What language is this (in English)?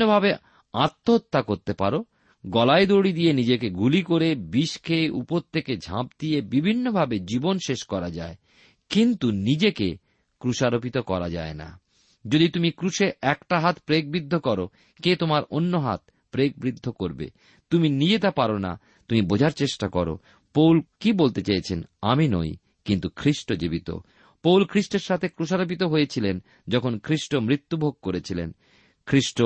Bangla